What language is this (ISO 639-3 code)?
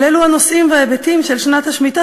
heb